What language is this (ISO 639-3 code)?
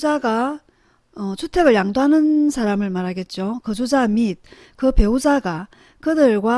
kor